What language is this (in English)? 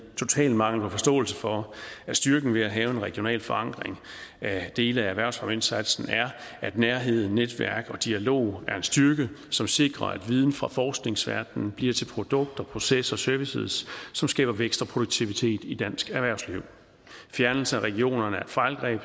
Danish